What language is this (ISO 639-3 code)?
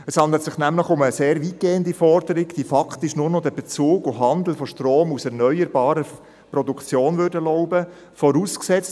gsw